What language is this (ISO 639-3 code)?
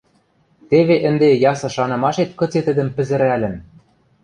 mrj